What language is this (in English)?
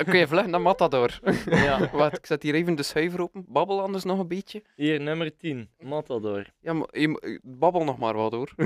Dutch